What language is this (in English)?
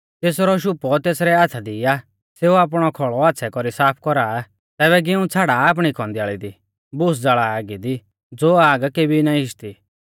Mahasu Pahari